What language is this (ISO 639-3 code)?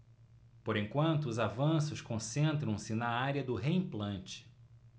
por